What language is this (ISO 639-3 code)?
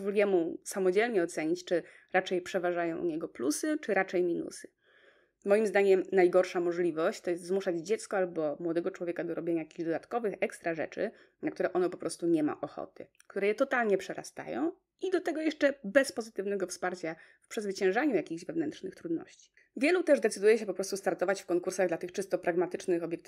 pol